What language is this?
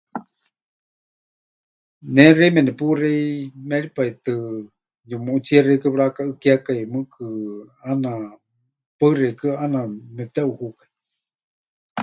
Huichol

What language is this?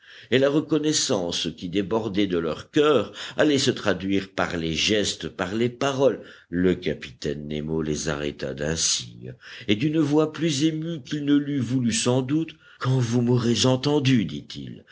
French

